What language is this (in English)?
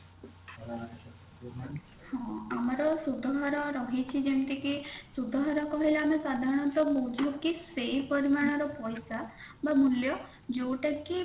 Odia